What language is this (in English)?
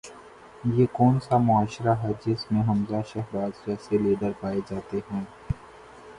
Urdu